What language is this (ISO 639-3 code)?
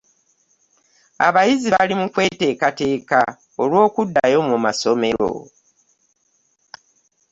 lug